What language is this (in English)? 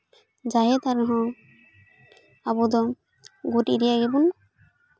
Santali